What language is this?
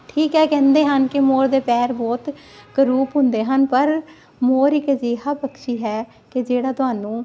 Punjabi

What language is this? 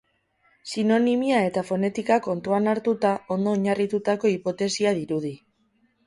Basque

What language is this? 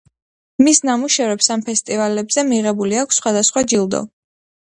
Georgian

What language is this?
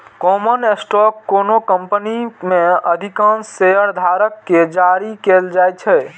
Maithili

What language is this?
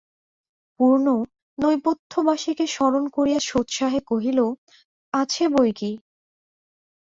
Bangla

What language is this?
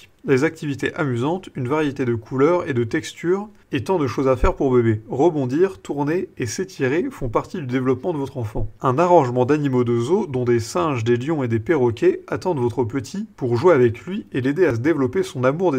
French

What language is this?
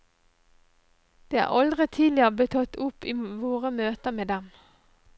Norwegian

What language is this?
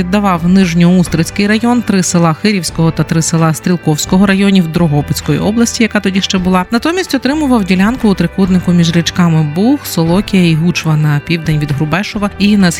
Ukrainian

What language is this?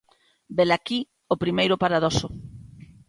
Galician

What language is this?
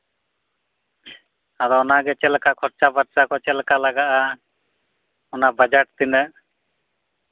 Santali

